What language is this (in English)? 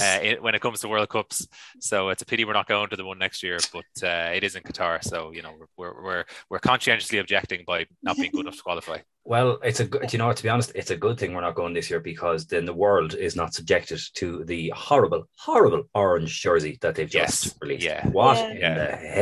English